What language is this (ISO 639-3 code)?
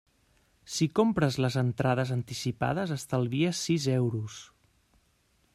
cat